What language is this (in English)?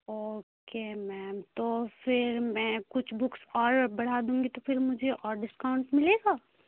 Urdu